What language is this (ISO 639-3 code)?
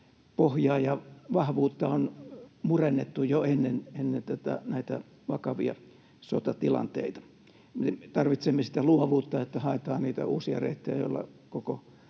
fin